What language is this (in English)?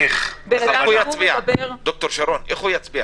Hebrew